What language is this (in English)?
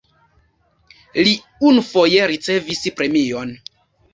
Esperanto